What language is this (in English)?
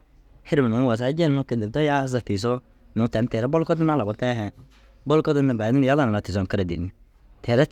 Dazaga